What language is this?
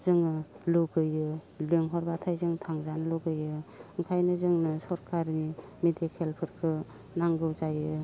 Bodo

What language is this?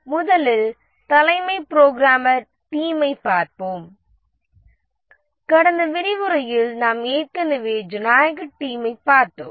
Tamil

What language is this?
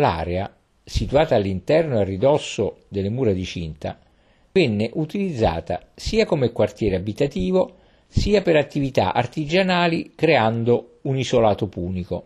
Italian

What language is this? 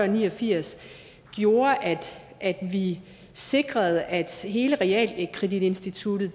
Danish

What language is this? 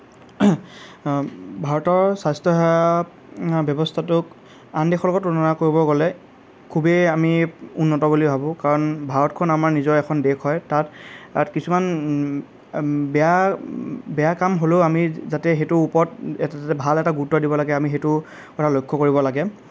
Assamese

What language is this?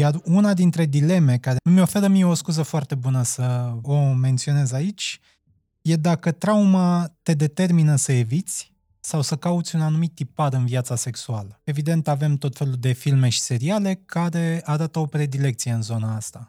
Romanian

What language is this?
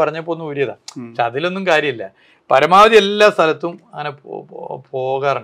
Malayalam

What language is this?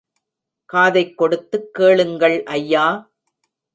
Tamil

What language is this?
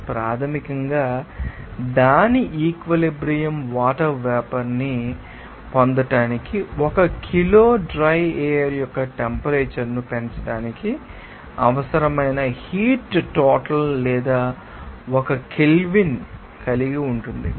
Telugu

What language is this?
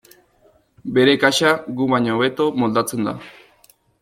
Basque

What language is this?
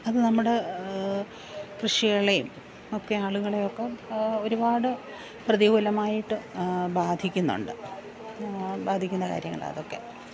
Malayalam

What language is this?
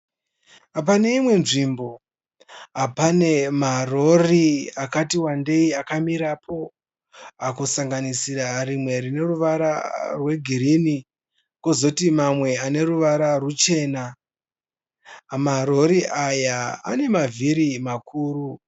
Shona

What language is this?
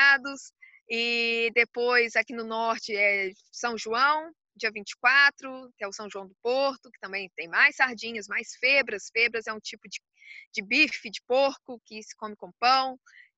Portuguese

